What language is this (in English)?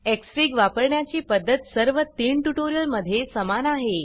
Marathi